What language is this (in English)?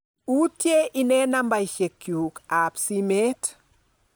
Kalenjin